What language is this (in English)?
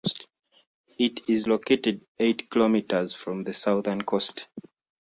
English